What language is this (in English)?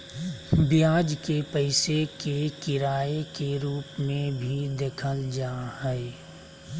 Magahi